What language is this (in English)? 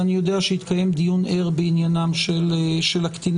Hebrew